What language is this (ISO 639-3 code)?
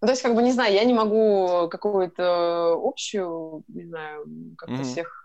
rus